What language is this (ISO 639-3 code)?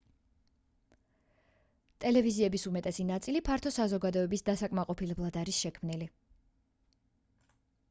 kat